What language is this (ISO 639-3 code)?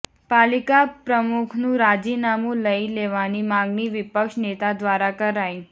guj